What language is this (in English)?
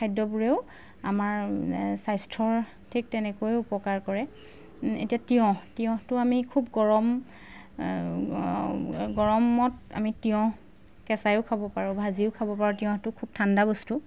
Assamese